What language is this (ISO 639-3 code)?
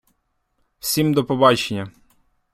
ukr